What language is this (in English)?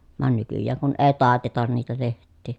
Finnish